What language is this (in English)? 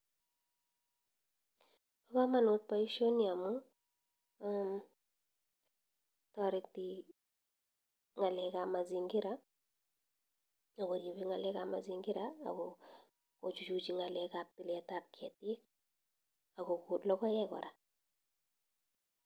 Kalenjin